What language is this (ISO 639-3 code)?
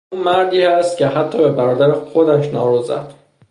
fas